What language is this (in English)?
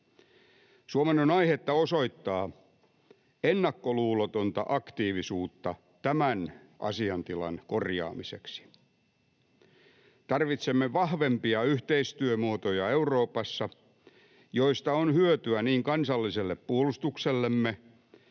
Finnish